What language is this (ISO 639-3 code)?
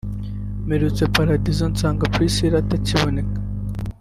kin